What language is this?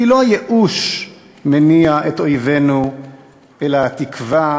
Hebrew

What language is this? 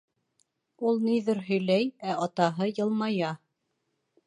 Bashkir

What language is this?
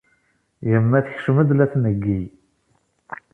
Kabyle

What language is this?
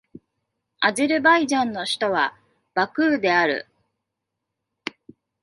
Japanese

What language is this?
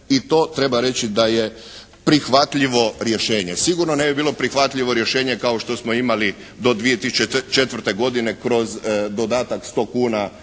Croatian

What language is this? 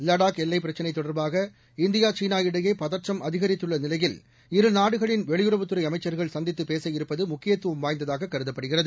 Tamil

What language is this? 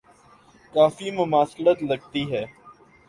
Urdu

